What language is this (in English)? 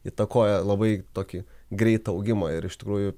Lithuanian